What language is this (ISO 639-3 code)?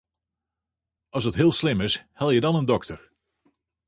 fry